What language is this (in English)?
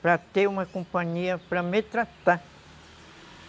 Portuguese